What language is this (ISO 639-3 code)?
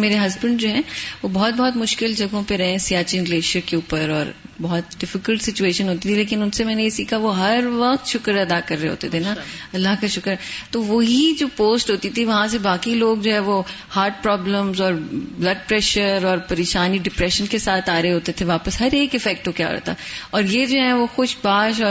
urd